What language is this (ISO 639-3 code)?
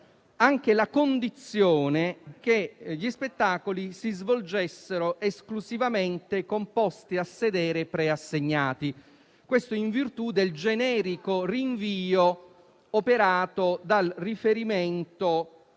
ita